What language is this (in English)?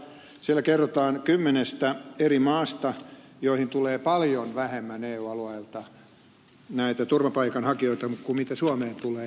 Finnish